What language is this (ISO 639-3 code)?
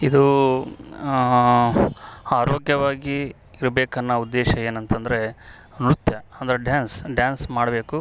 kan